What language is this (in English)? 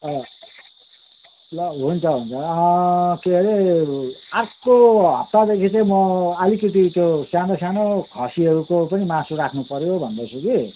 Nepali